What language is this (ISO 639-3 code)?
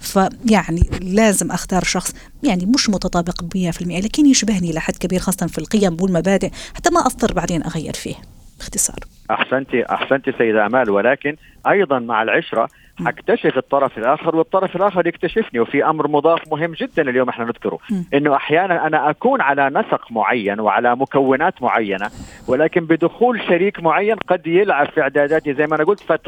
ara